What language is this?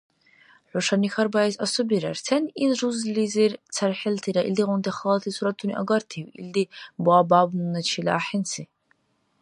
Dargwa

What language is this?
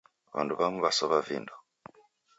Taita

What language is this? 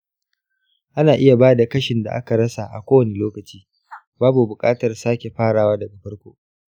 Hausa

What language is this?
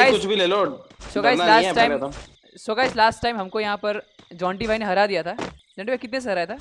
Hindi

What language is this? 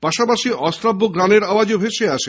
Bangla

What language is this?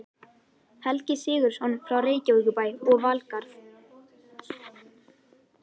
Icelandic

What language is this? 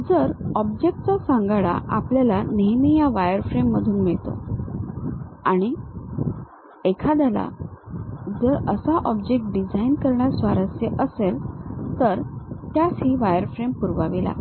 Marathi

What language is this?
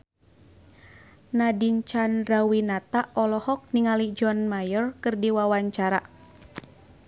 Sundanese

